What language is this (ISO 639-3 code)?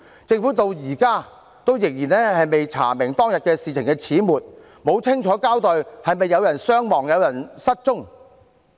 yue